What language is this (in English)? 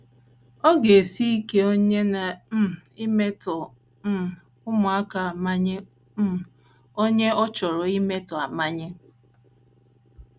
Igbo